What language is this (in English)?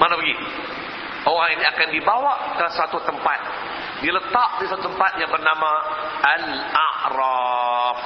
Malay